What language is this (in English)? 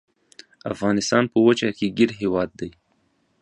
Pashto